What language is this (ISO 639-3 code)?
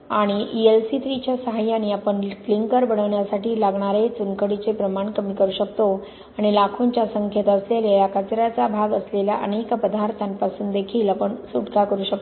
mar